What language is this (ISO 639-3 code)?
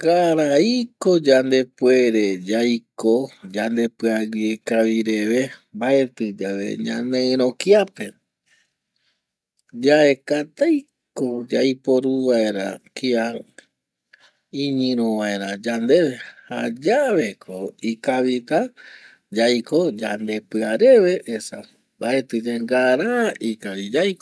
gui